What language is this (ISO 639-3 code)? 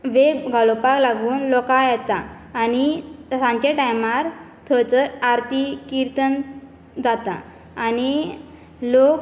kok